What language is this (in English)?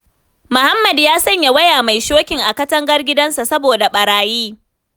Hausa